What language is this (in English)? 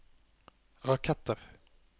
Norwegian